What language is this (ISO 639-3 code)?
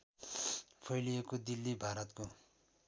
nep